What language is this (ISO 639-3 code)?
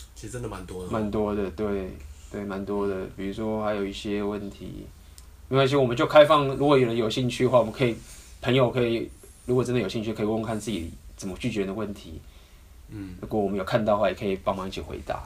zho